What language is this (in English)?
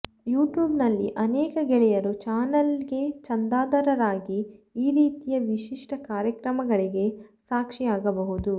Kannada